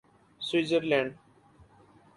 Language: Urdu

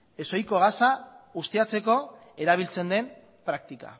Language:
Basque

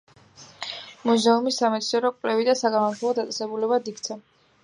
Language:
Georgian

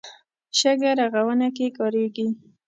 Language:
Pashto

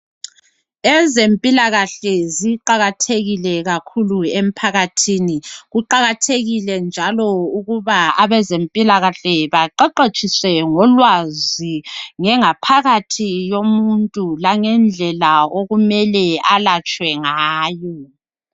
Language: North Ndebele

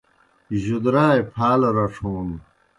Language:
Kohistani Shina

